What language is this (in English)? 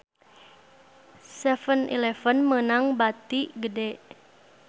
Sundanese